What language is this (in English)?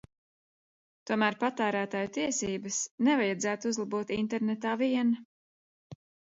Latvian